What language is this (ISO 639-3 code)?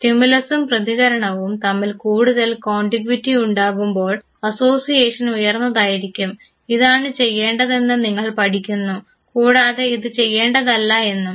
mal